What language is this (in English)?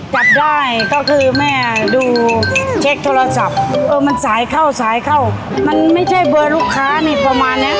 Thai